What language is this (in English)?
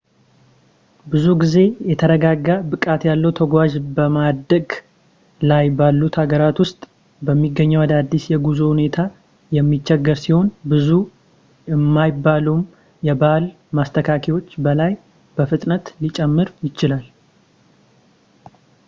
Amharic